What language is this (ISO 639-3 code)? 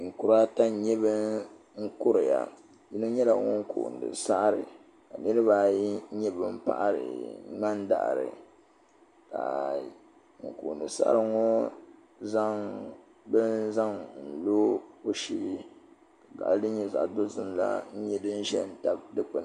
dag